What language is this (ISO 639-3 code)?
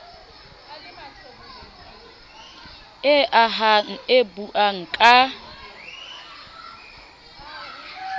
sot